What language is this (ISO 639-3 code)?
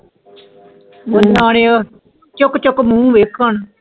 pan